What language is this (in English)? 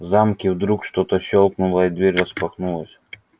Russian